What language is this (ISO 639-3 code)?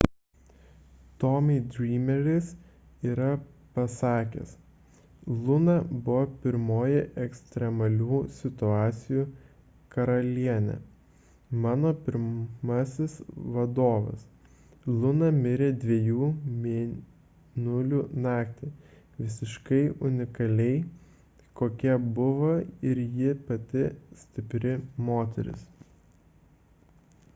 lit